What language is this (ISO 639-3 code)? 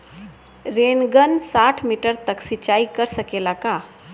bho